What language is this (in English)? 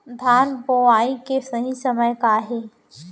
Chhattisgarhi